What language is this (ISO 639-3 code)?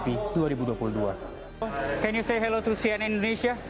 ind